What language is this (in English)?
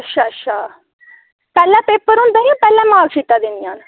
Dogri